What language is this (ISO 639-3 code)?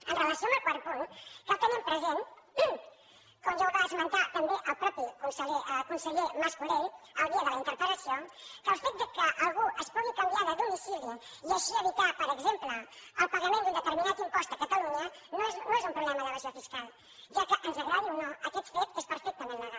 cat